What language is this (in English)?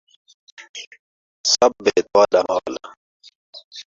Saraiki